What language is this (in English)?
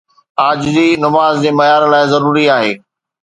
Sindhi